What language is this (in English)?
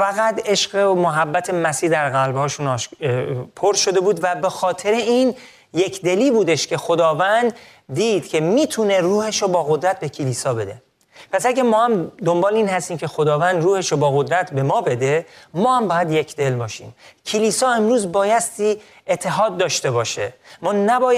Persian